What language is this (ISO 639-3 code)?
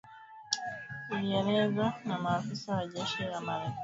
swa